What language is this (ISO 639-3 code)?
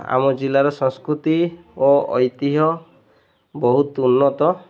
ori